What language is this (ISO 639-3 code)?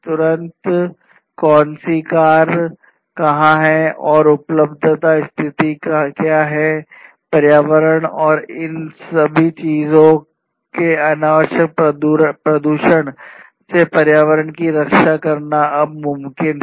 hin